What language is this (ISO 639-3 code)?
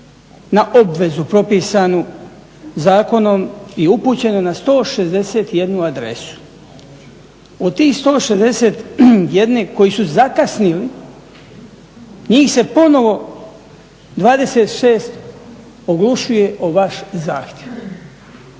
hrv